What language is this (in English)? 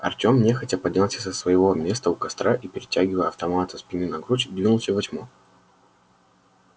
Russian